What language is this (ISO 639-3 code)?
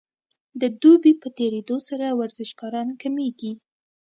pus